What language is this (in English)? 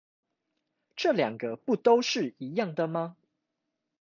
Chinese